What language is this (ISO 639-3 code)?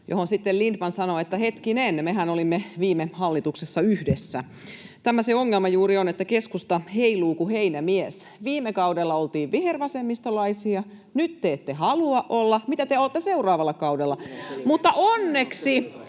fin